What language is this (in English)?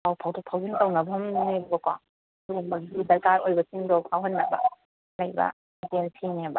Manipuri